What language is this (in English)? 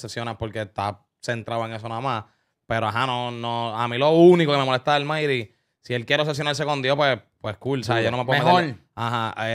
Spanish